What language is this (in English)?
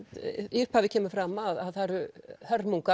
Icelandic